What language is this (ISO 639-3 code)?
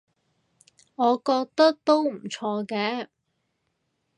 yue